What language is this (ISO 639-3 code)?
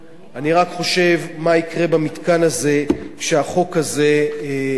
heb